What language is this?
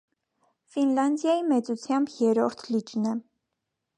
Armenian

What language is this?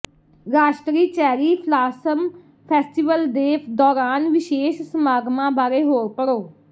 Punjabi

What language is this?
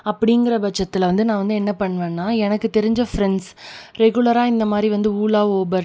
Tamil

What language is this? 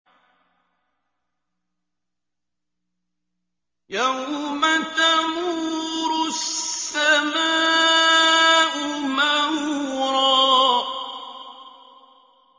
Arabic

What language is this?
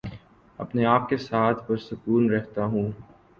Urdu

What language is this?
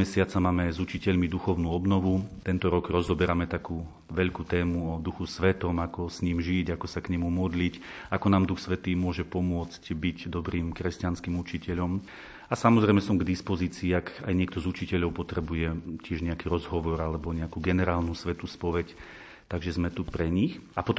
Slovak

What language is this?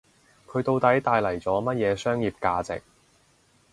Cantonese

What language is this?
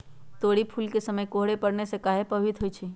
Magahi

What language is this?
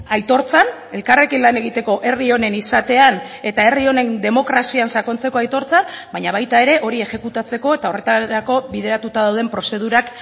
Basque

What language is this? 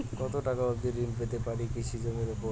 Bangla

